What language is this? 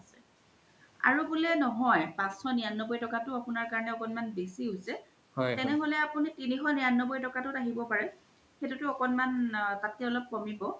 Assamese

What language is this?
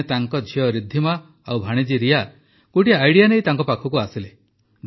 Odia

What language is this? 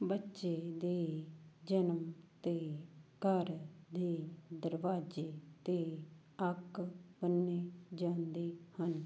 Punjabi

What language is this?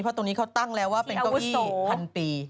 Thai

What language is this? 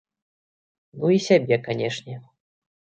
Belarusian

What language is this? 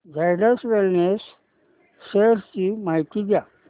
Marathi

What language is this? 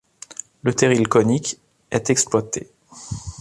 French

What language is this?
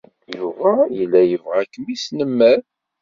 Kabyle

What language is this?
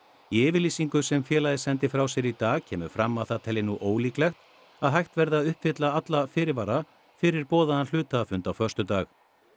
Icelandic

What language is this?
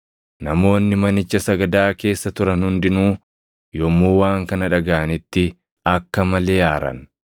Oromo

